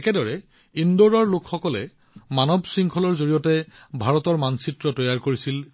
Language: Assamese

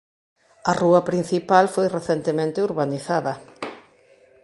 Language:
Galician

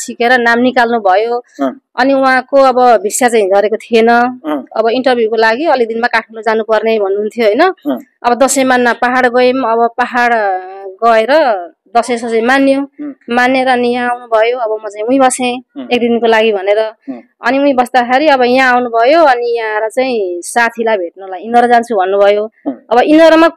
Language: Indonesian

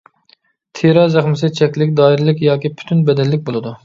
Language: Uyghur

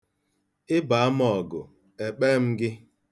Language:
Igbo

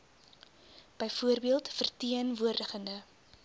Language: Afrikaans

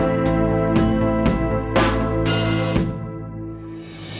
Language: Indonesian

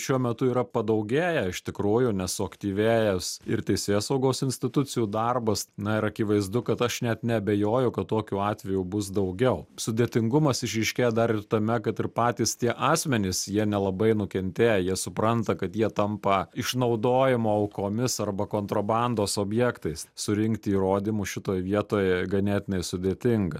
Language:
Lithuanian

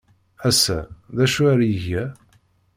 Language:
Kabyle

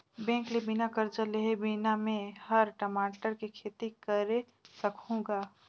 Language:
Chhattisgarhi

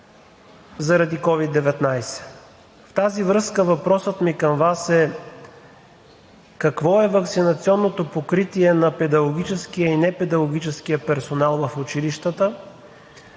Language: Bulgarian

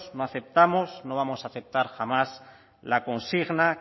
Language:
Spanish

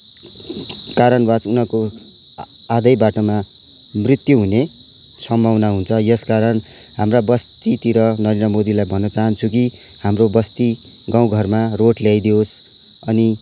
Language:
Nepali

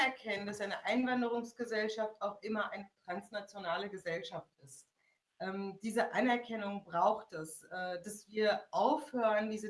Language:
German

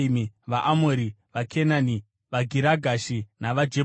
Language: Shona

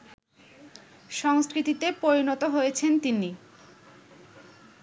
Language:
Bangla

